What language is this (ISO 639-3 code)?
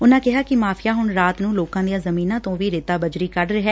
pan